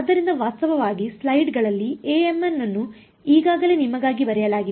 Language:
Kannada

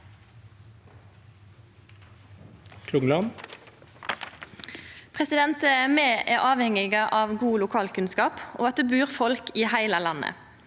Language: Norwegian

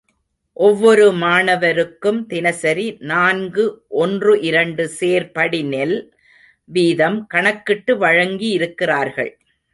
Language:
Tamil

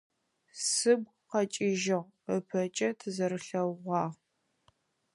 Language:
Adyghe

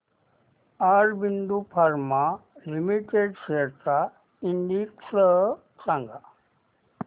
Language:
Marathi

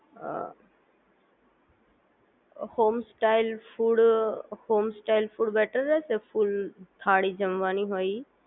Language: Gujarati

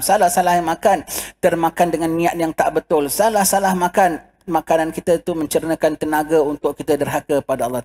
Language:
Malay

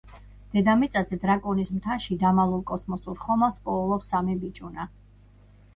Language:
Georgian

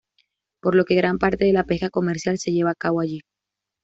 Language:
Spanish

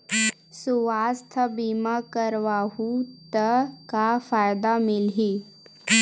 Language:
Chhattisgarhi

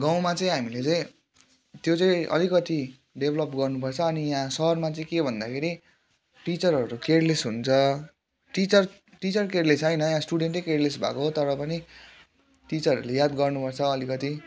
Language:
Nepali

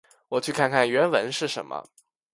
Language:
Chinese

